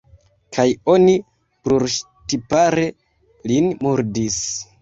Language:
Esperanto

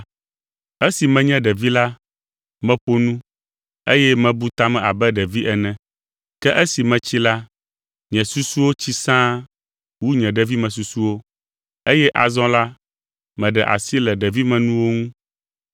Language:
Ewe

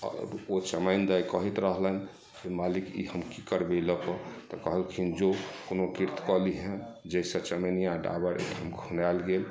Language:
Maithili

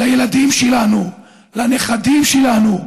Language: Hebrew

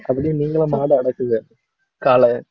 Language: Tamil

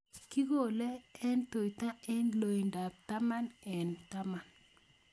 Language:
Kalenjin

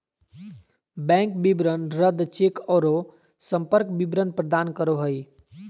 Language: Magahi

